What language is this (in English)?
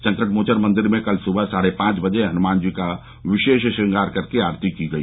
Hindi